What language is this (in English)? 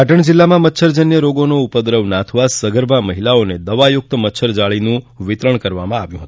Gujarati